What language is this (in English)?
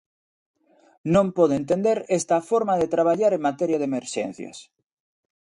Galician